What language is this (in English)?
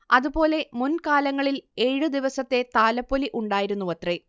Malayalam